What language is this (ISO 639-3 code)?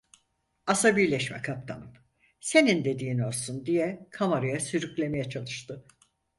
tur